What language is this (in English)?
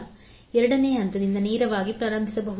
Kannada